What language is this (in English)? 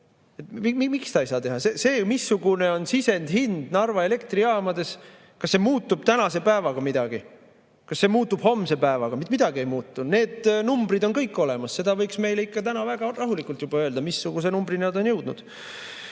Estonian